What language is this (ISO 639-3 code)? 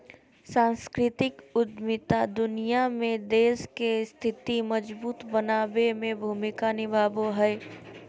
mag